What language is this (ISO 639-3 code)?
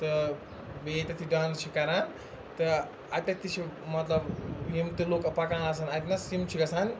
kas